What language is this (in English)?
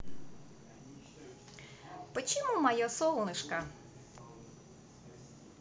Russian